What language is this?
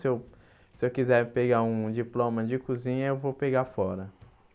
Portuguese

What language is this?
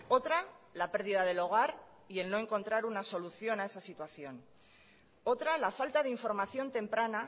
Spanish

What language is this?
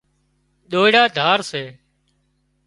Wadiyara Koli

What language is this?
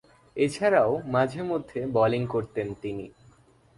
Bangla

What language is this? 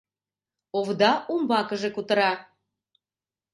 Mari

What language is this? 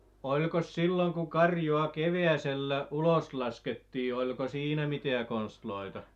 Finnish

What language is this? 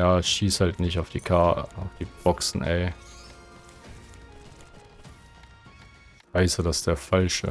German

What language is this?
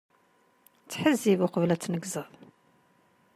Kabyle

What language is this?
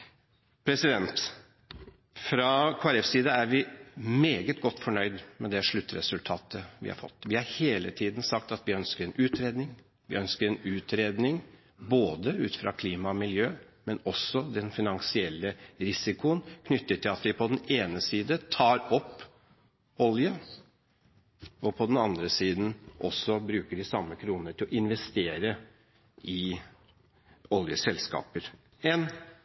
Norwegian Bokmål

